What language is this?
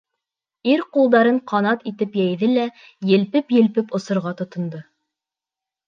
Bashkir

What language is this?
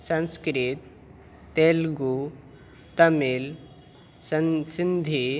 Urdu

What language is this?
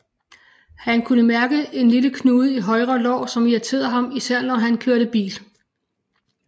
Danish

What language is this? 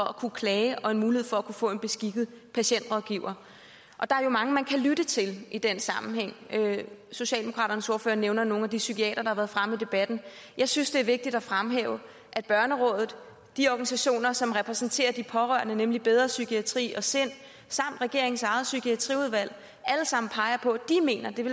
Danish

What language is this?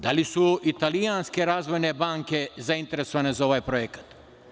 Serbian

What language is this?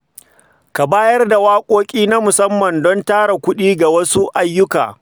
Hausa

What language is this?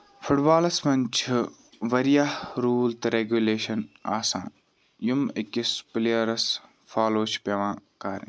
Kashmiri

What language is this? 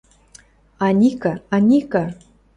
Western Mari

